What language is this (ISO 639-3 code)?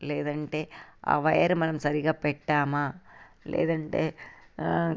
tel